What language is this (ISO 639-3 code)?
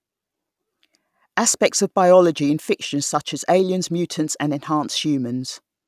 eng